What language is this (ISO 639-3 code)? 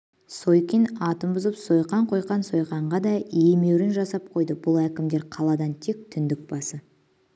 kaz